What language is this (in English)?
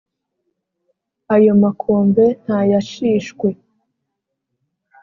Kinyarwanda